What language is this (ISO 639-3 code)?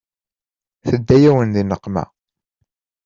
kab